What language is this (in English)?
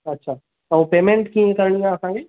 Sindhi